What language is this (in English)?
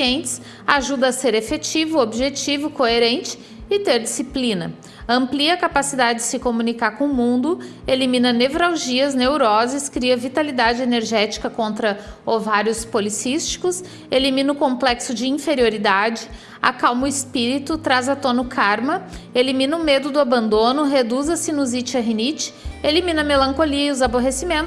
Portuguese